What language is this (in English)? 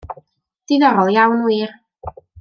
Welsh